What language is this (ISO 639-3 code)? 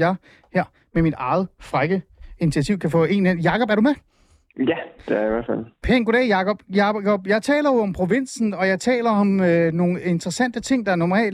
dan